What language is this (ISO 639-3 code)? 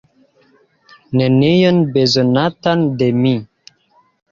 epo